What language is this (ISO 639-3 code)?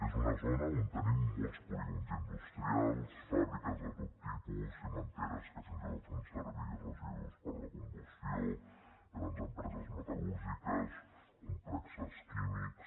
cat